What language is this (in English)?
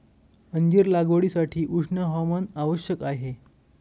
Marathi